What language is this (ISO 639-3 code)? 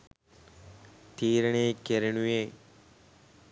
sin